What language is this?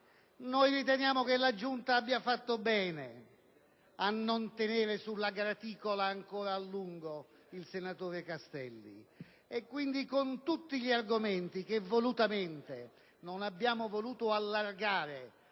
Italian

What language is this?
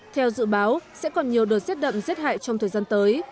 Vietnamese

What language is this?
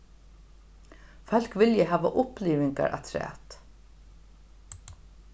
Faroese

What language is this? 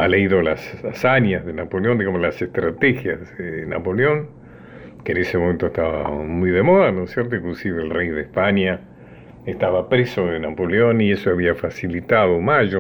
Spanish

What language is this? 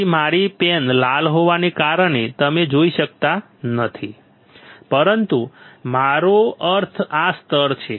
Gujarati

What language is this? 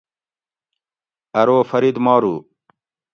Gawri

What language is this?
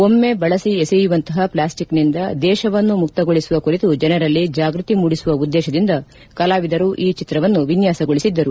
Kannada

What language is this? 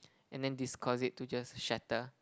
English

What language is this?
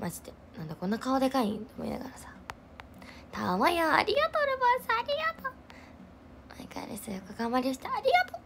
Japanese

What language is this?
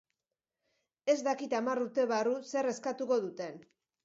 Basque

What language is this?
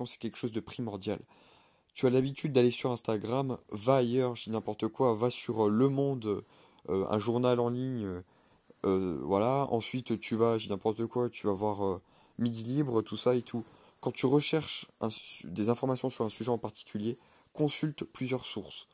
French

